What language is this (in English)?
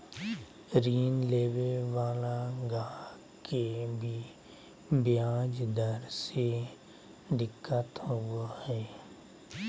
Magahi